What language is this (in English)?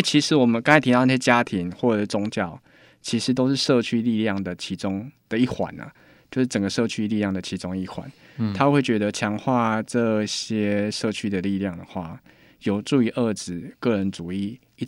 Chinese